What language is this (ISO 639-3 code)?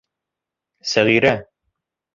bak